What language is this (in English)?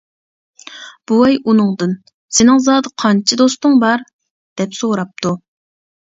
Uyghur